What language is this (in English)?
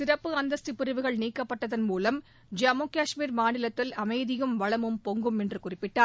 Tamil